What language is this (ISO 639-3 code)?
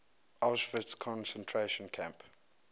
eng